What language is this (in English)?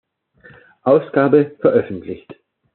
German